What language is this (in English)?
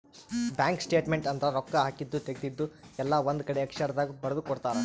Kannada